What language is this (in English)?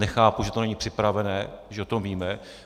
Czech